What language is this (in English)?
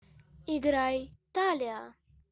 Russian